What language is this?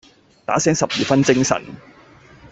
Cantonese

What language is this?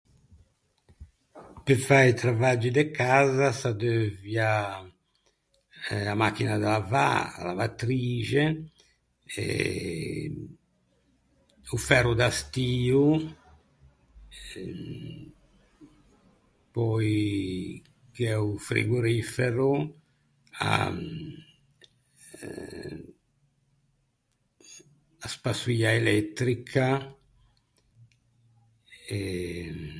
Ligurian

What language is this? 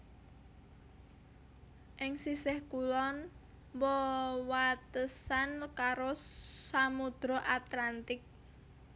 Javanese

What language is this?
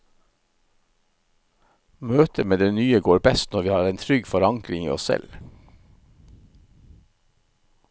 Norwegian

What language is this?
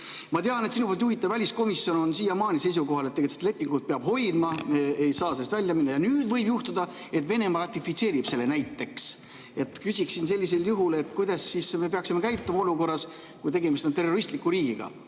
Estonian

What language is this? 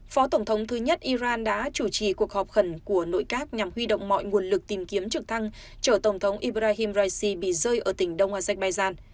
Vietnamese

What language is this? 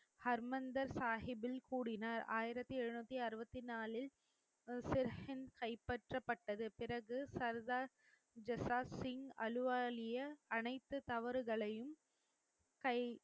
Tamil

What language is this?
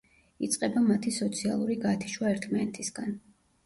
Georgian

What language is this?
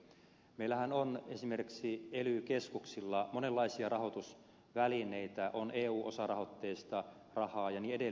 Finnish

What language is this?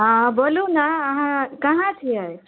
Maithili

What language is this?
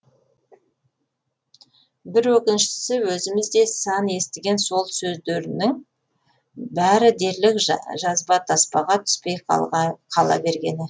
Kazakh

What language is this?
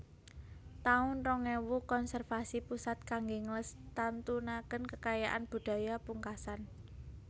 Javanese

